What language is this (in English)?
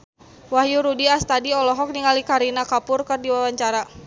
Sundanese